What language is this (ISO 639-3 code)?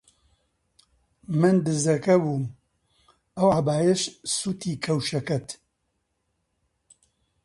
ckb